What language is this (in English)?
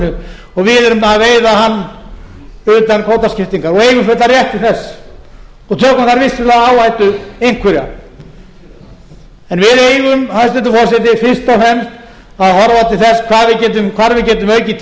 Icelandic